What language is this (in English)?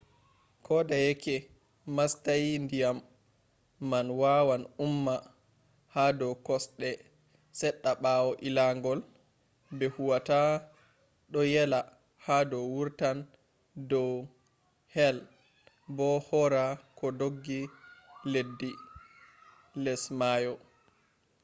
Fula